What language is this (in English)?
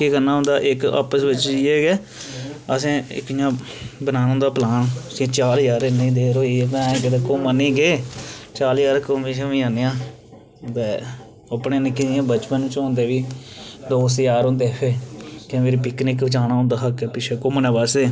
Dogri